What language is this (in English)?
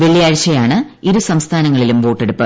Malayalam